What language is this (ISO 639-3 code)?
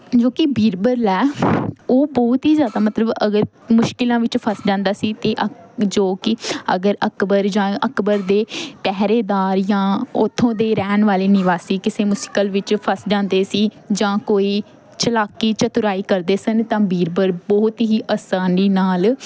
pan